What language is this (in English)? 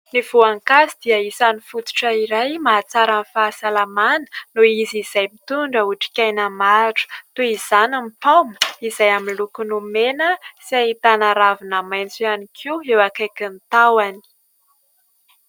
Malagasy